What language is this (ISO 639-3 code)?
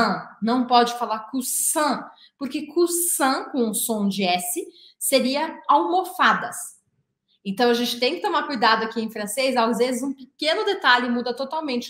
por